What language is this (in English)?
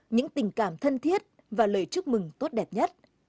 Vietnamese